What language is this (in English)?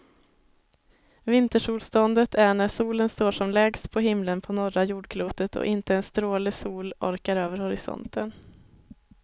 Swedish